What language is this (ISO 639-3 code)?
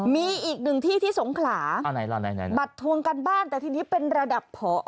tha